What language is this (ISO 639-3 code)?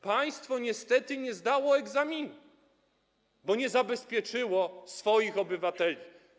pol